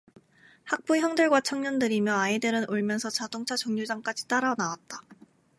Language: Korean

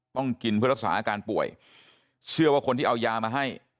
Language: Thai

